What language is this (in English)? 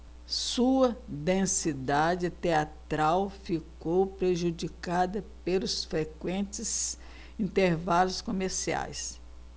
Portuguese